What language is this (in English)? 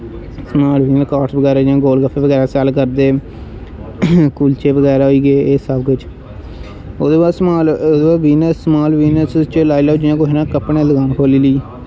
Dogri